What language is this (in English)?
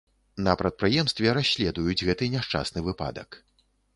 Belarusian